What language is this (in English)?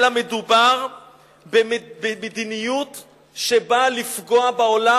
Hebrew